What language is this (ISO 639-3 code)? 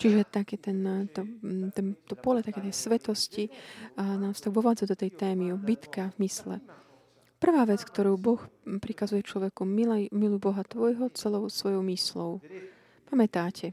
slk